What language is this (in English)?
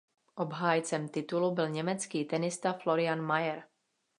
Czech